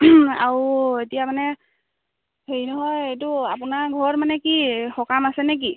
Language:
Assamese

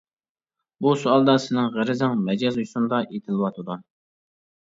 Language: Uyghur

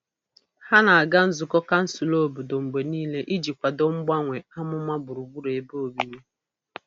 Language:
Igbo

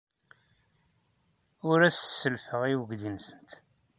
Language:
Kabyle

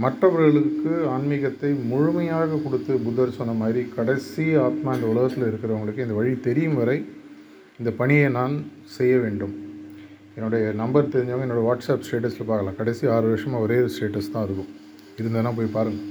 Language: Tamil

